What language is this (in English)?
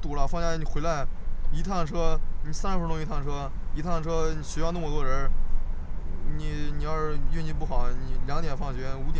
Chinese